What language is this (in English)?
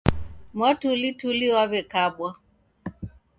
Taita